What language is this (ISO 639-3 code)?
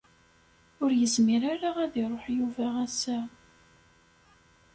kab